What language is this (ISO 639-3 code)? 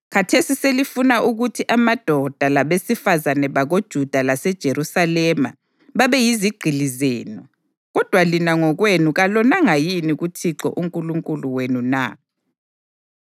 nde